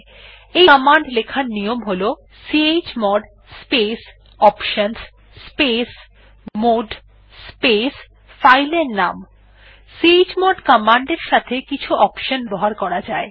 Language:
Bangla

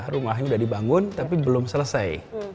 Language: Indonesian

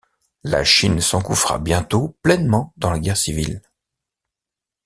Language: French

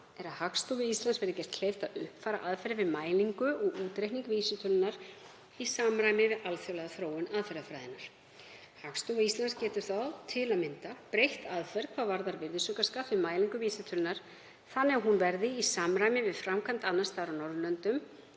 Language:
Icelandic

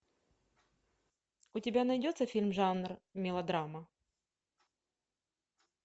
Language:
Russian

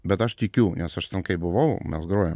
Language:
Lithuanian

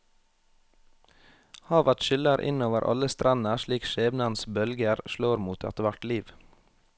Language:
Norwegian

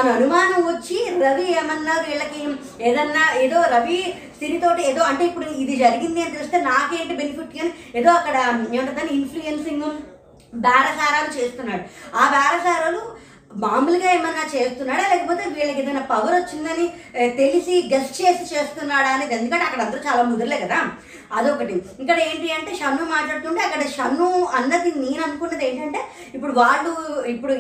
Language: Telugu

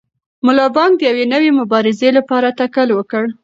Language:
Pashto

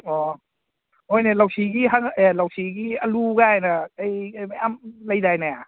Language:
Manipuri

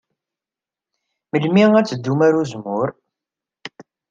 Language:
Kabyle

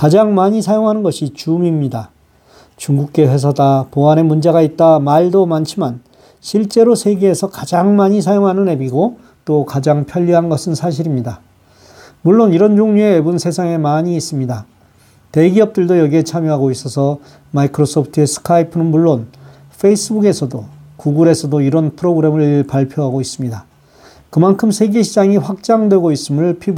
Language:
Korean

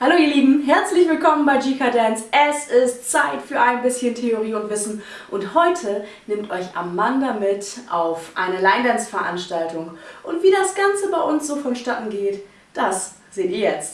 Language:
German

